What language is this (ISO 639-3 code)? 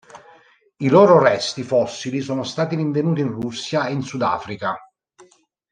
ita